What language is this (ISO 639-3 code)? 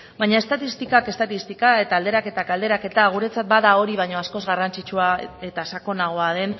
eus